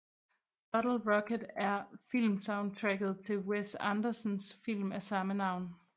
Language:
Danish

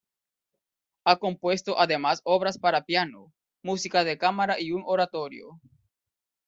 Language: Spanish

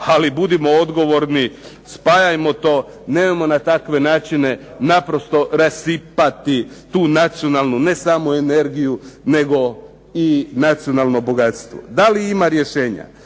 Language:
Croatian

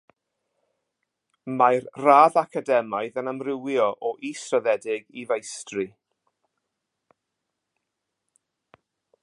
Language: Welsh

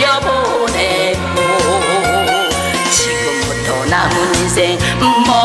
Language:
Korean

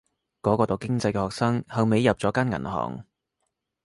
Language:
Cantonese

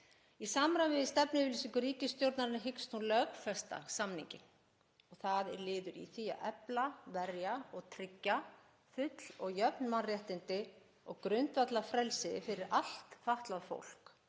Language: Icelandic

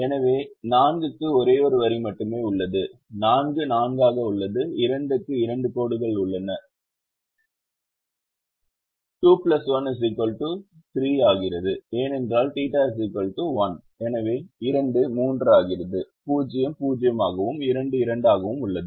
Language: Tamil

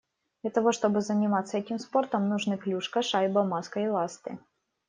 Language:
Russian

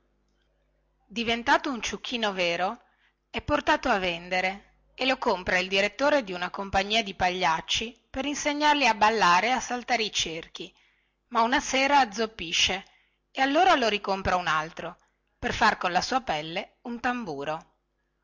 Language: Italian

